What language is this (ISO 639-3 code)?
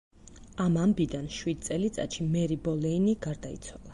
kat